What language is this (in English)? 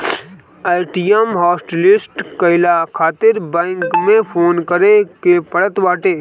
Bhojpuri